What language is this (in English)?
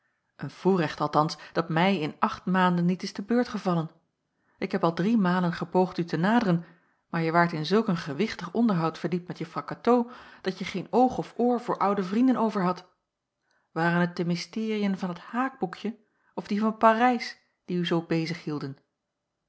Dutch